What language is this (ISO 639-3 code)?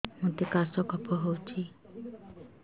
ori